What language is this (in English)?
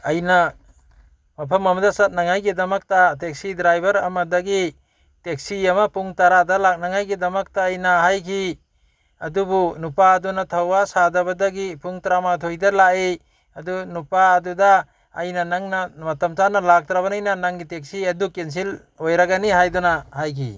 Manipuri